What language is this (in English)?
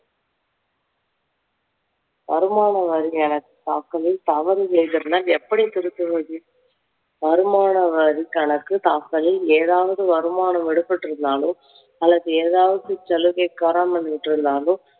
Tamil